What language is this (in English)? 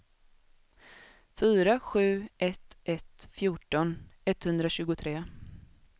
Swedish